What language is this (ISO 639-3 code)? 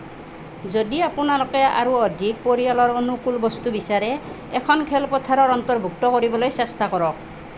asm